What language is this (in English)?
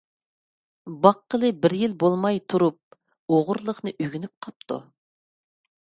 Uyghur